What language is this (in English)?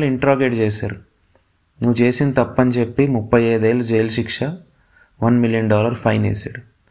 Telugu